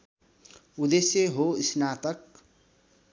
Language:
Nepali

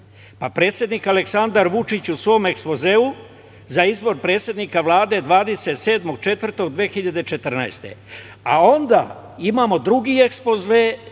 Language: Serbian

